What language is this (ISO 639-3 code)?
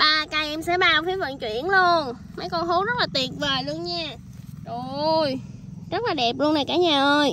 vie